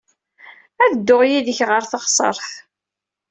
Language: Kabyle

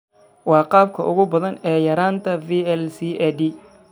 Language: Somali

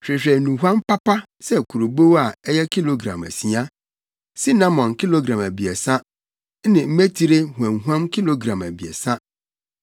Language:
Akan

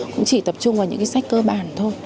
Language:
Vietnamese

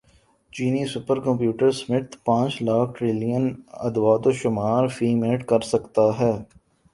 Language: Urdu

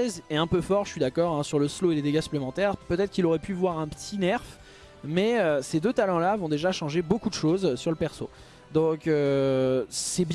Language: French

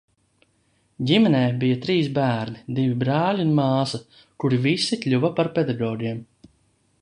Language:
Latvian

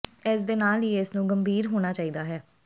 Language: Punjabi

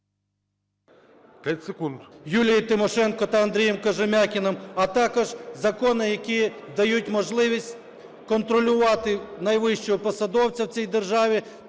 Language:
Ukrainian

